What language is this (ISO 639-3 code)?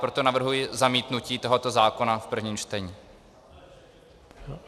ces